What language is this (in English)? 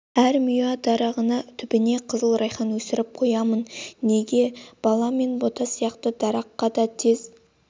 Kazakh